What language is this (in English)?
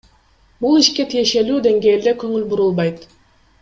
Kyrgyz